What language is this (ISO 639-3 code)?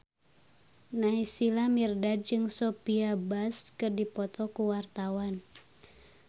sun